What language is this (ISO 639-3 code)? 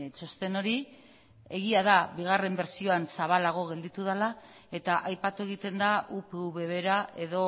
eus